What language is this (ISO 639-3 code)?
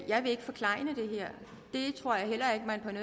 dan